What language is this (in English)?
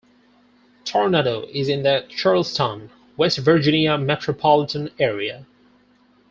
English